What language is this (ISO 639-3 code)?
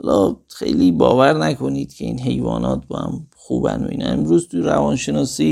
fas